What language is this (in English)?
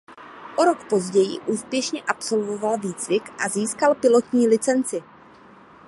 Czech